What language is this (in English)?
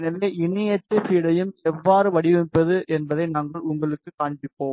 Tamil